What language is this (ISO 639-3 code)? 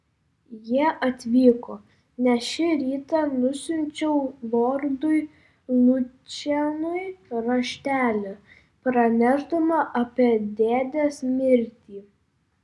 lit